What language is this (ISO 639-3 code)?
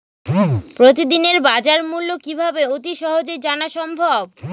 ben